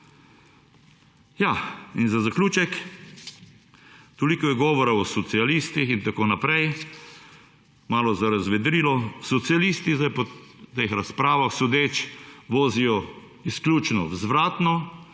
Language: Slovenian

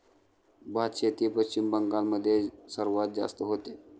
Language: Marathi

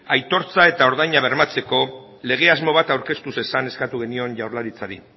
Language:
Basque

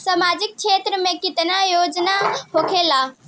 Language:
Bhojpuri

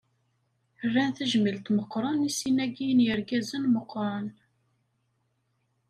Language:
Kabyle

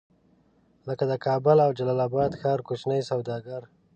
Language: Pashto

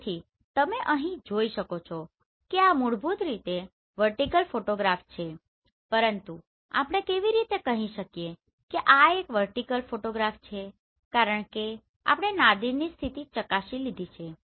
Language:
Gujarati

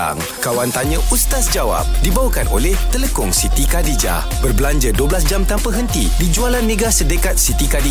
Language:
Malay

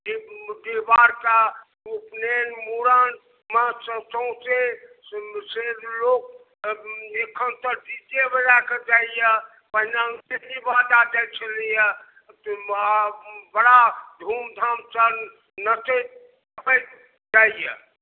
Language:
Maithili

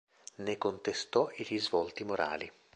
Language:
Italian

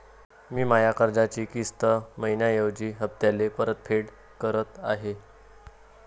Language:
Marathi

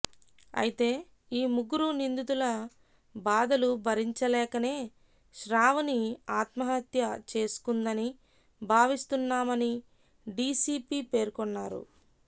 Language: Telugu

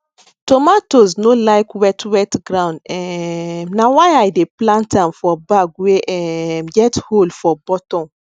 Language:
Nigerian Pidgin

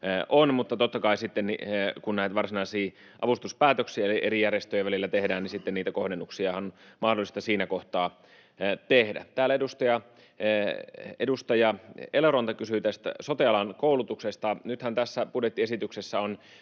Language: Finnish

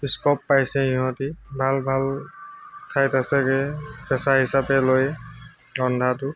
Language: Assamese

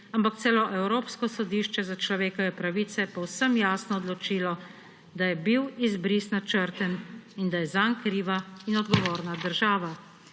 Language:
Slovenian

